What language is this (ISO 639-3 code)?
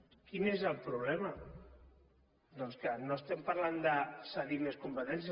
cat